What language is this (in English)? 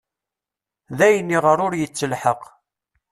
Kabyle